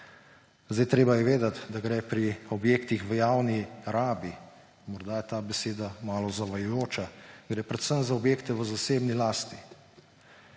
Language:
Slovenian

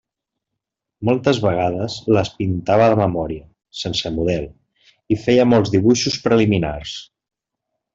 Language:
Catalan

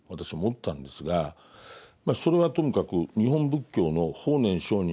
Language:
Japanese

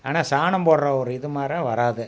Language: Tamil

